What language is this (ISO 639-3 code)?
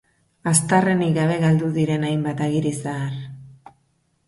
eus